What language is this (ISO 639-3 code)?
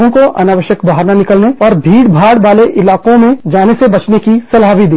hin